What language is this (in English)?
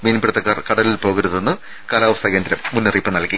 Malayalam